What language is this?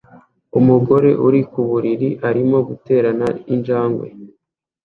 Kinyarwanda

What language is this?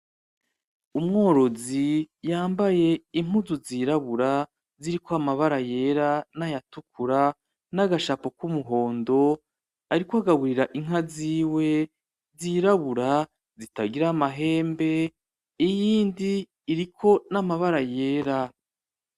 Rundi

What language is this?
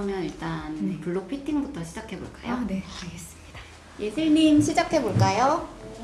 Korean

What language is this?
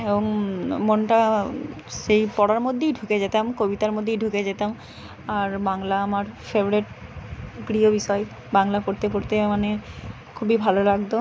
Bangla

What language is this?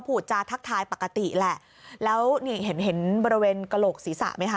Thai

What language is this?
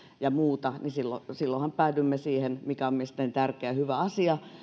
Finnish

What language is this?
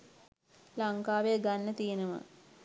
Sinhala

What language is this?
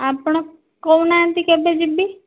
Odia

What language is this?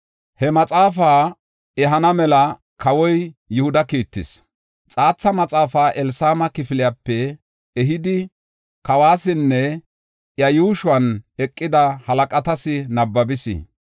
Gofa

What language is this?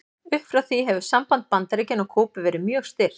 Icelandic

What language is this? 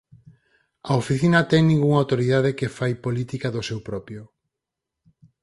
Galician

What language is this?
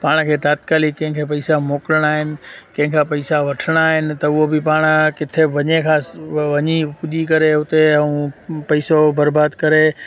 Sindhi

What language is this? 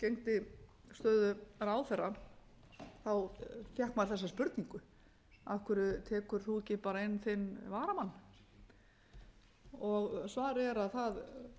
Icelandic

